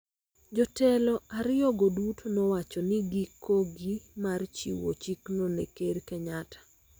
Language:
Luo (Kenya and Tanzania)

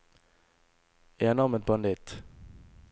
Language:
Norwegian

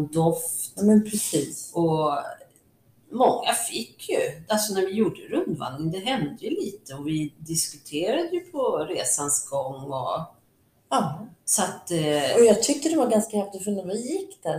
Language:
Swedish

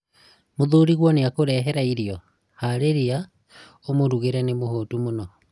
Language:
Kikuyu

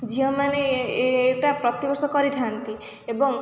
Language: Odia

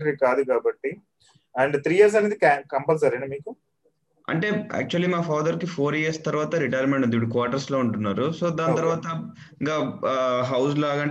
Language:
Telugu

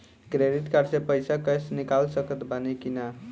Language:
Bhojpuri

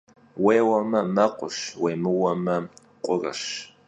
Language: Kabardian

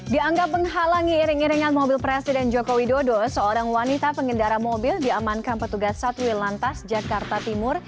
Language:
Indonesian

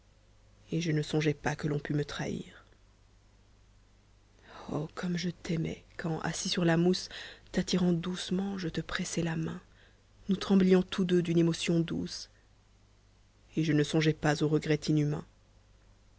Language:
French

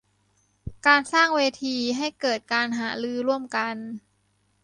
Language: Thai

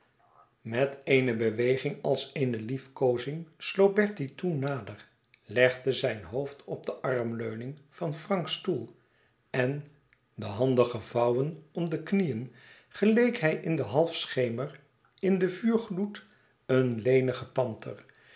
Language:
Dutch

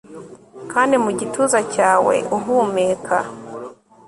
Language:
Kinyarwanda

